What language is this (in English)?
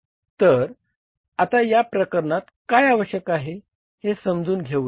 Marathi